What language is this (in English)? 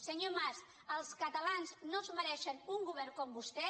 Catalan